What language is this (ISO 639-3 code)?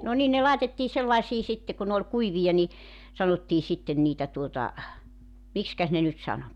fin